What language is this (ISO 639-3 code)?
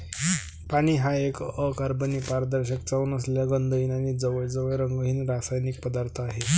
mar